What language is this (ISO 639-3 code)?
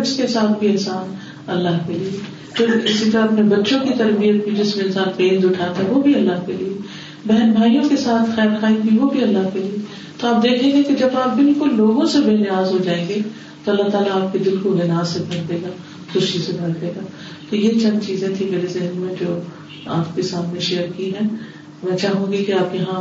urd